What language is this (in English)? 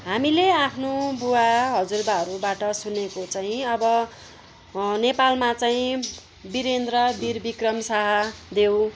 Nepali